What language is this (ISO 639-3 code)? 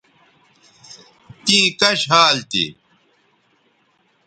btv